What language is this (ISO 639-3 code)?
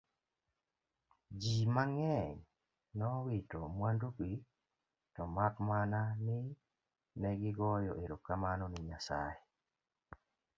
luo